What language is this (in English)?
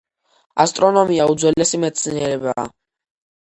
Georgian